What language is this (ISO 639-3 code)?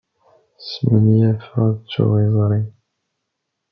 kab